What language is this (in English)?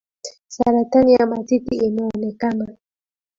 Swahili